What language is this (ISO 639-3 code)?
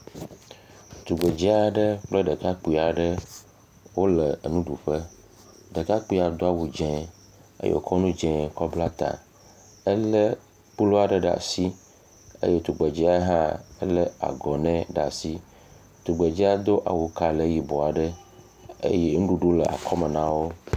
ewe